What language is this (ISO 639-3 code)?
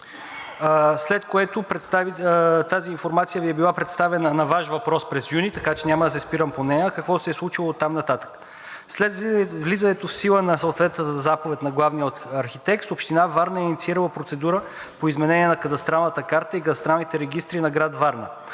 bul